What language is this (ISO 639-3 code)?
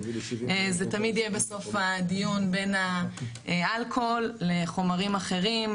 heb